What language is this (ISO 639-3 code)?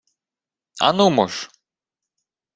ukr